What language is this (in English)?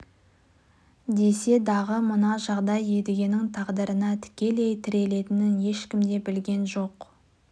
Kazakh